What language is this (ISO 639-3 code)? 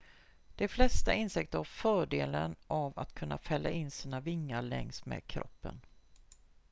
swe